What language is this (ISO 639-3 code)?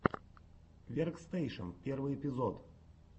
rus